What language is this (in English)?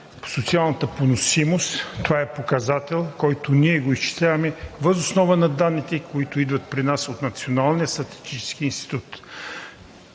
Bulgarian